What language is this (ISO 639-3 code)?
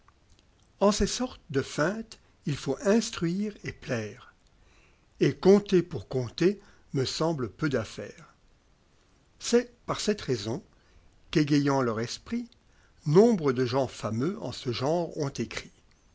fra